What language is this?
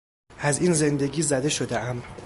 Persian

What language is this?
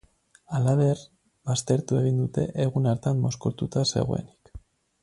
Basque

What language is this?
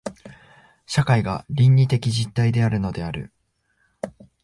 Japanese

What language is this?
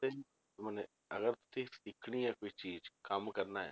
Punjabi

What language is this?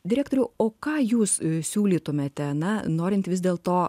Lithuanian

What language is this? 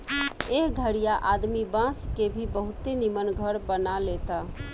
Bhojpuri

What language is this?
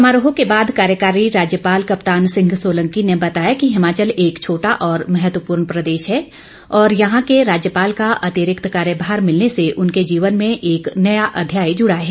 Hindi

